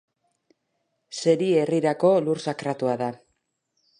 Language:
Basque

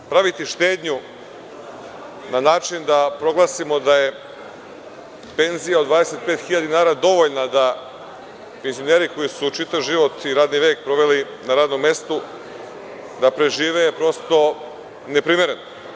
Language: Serbian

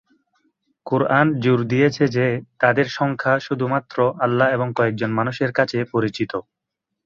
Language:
Bangla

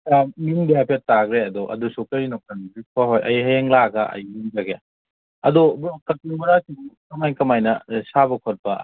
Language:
Manipuri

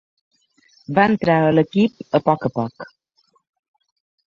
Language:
Catalan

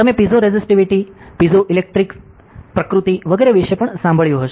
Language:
Gujarati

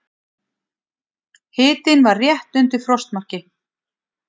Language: Icelandic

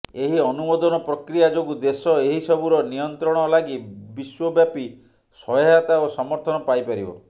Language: Odia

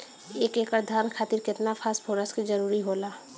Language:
Bhojpuri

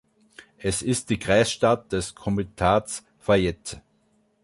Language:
German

